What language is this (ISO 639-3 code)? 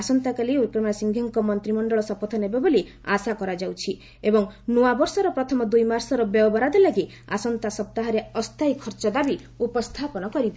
ori